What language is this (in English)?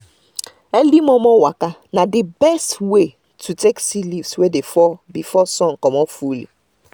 Nigerian Pidgin